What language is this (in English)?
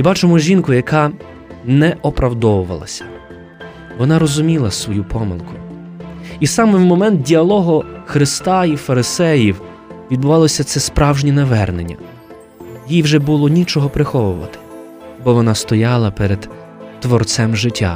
Ukrainian